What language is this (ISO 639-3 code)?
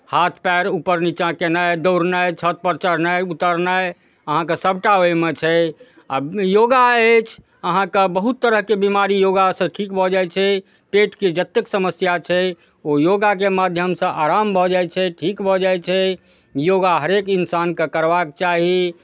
mai